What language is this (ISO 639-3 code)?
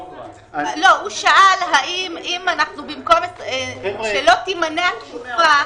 heb